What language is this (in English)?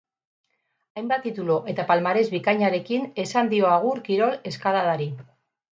Basque